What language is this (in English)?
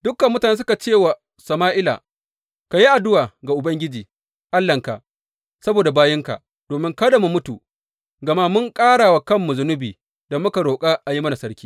Hausa